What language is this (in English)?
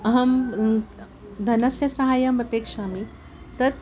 Sanskrit